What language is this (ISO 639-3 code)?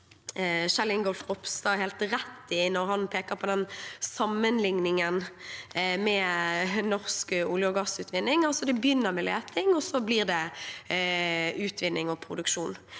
nor